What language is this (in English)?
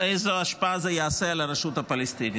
Hebrew